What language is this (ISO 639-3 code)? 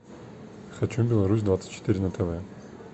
rus